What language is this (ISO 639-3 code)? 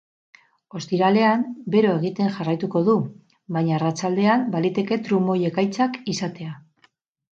eus